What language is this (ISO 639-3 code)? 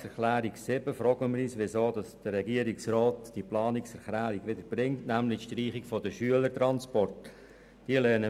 gsw